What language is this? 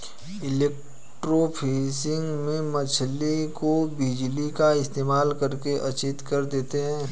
Hindi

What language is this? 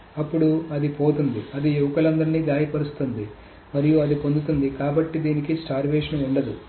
Telugu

